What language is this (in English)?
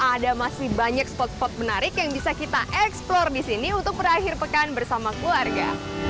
Indonesian